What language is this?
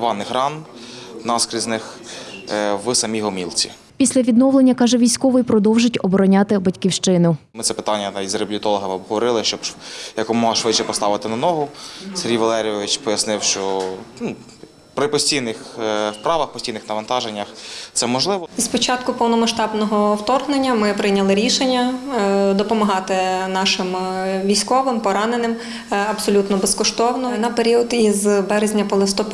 Ukrainian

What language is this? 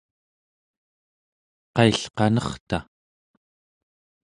Central Yupik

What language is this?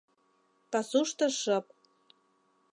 Mari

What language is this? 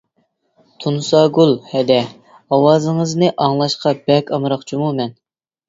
Uyghur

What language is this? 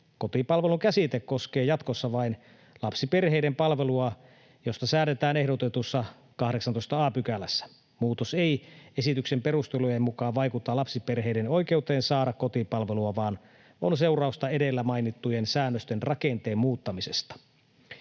Finnish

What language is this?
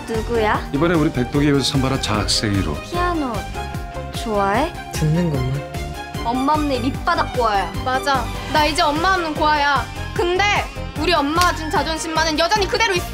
Korean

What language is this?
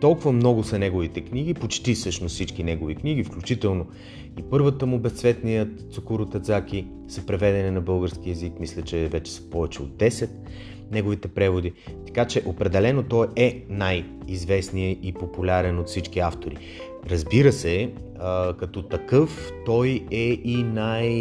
Bulgarian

